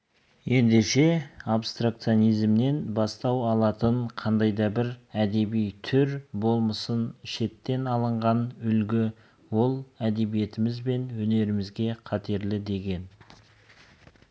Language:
Kazakh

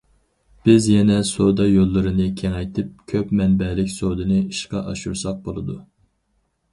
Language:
Uyghur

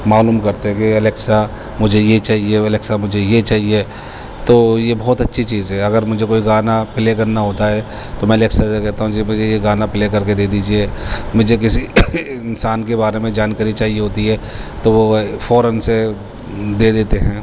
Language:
Urdu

